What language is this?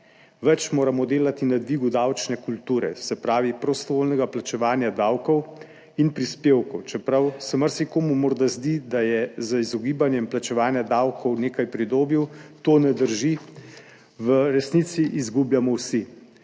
Slovenian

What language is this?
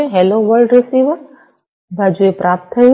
Gujarati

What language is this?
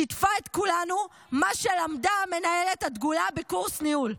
Hebrew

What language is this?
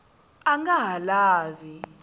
Tsonga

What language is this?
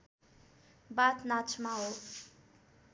Nepali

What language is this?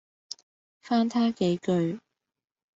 Cantonese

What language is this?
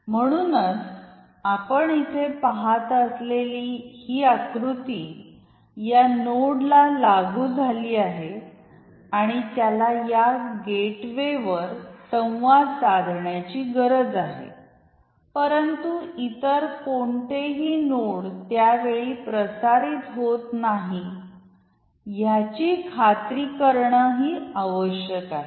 Marathi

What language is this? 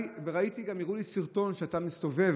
Hebrew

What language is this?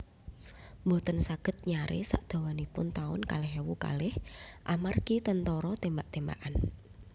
Javanese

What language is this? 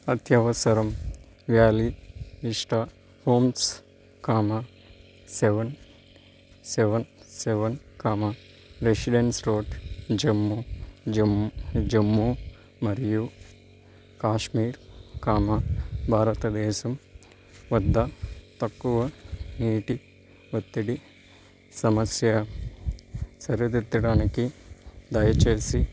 Telugu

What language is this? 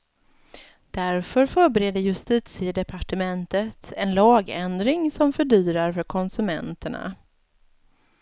Swedish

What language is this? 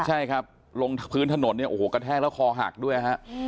Thai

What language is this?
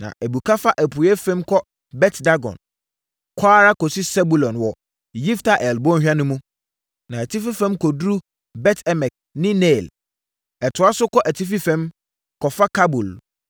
Akan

